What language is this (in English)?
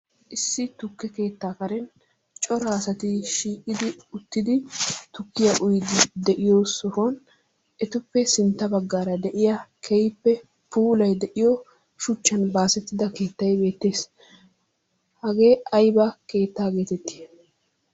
Wolaytta